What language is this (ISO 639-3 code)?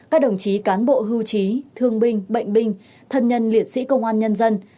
vie